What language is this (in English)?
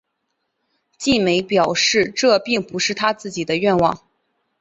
Chinese